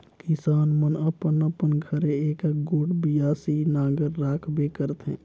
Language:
Chhattisgarhi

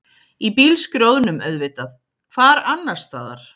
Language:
Icelandic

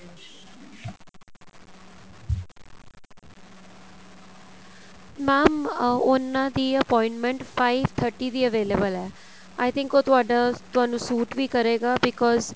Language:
Punjabi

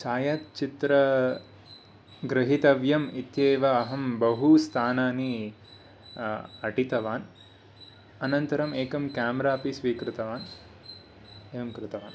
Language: Sanskrit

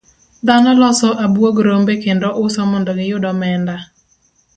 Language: Luo (Kenya and Tanzania)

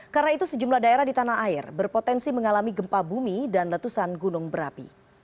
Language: Indonesian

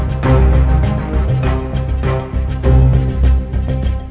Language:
Thai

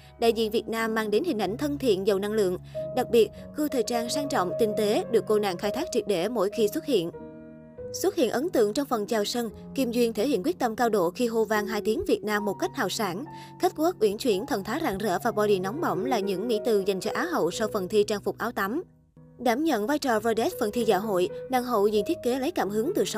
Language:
Vietnamese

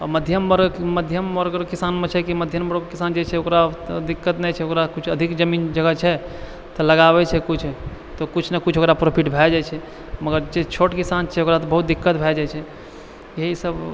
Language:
Maithili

